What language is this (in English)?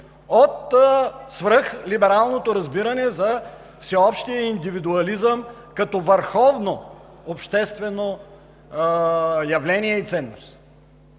Bulgarian